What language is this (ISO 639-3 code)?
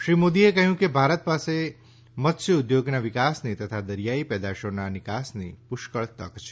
guj